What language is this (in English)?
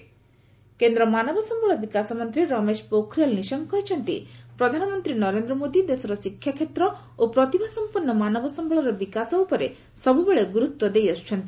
Odia